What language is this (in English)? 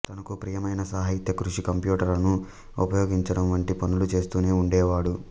Telugu